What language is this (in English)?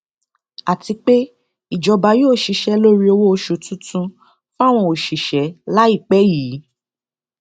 Yoruba